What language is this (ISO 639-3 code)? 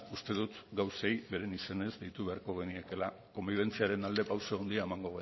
eus